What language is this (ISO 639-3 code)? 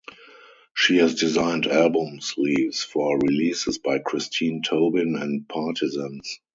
eng